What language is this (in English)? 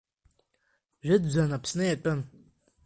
Abkhazian